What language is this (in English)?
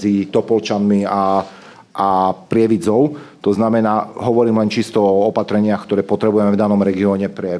Slovak